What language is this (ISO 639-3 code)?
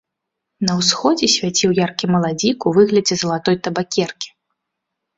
bel